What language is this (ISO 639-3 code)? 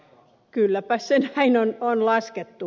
fin